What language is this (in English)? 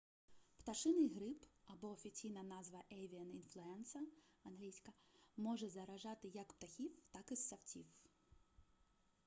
Ukrainian